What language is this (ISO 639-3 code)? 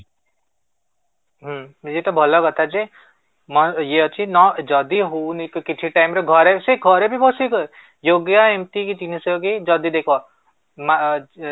ori